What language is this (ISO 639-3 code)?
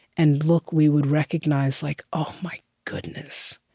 eng